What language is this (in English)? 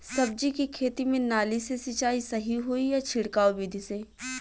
Bhojpuri